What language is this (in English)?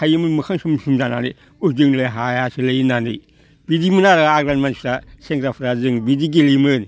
Bodo